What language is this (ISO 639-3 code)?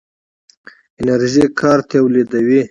pus